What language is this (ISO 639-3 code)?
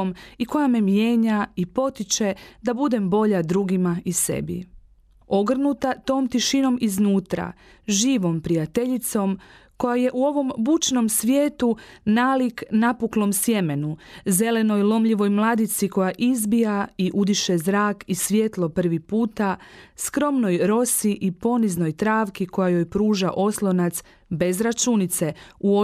hrv